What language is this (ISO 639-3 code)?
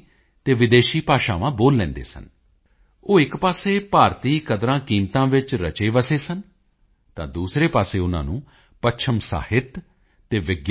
pan